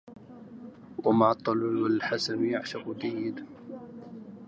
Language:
Arabic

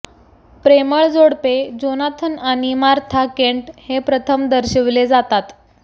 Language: Marathi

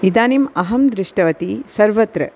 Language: Sanskrit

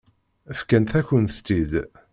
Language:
Kabyle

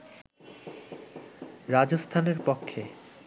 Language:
Bangla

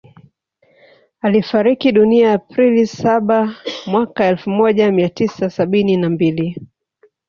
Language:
Swahili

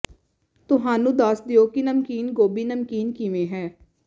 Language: Punjabi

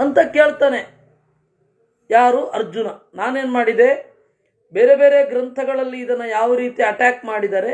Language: Hindi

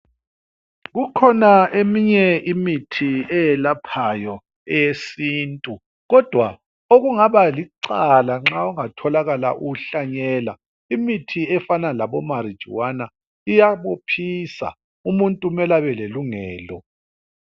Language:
North Ndebele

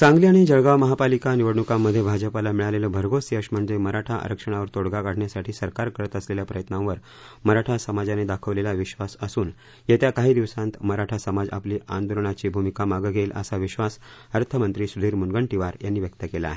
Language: Marathi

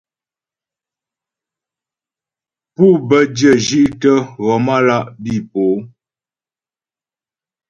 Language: Ghomala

